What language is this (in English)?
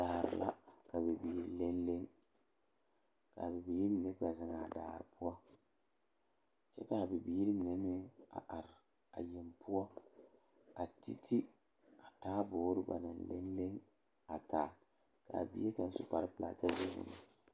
Southern Dagaare